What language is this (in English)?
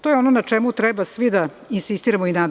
Serbian